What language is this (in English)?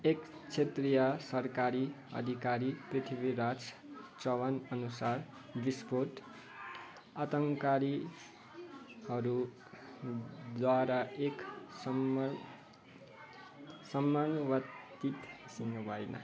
Nepali